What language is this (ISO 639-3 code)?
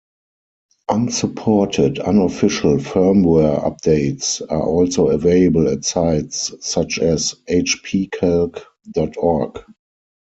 eng